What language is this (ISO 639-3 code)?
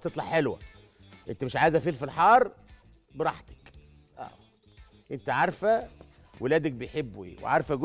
ara